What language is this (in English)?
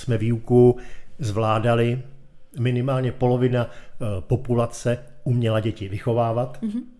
Czech